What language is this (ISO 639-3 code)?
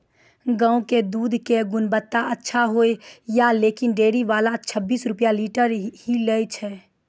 mai